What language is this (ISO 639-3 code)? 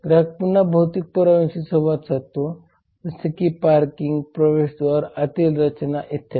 mar